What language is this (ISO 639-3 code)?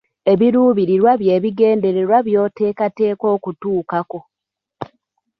lug